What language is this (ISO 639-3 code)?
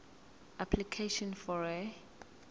zul